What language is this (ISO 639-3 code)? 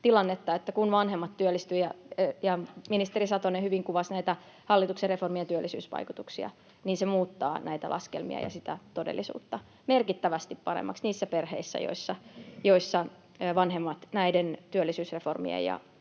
fin